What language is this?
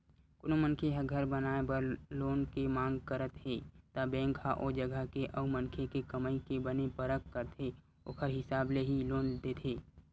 Chhattisgarhi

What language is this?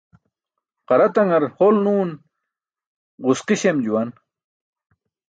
Burushaski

